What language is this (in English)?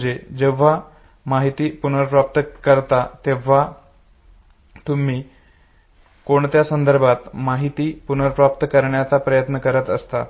Marathi